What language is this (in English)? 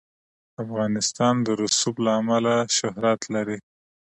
Pashto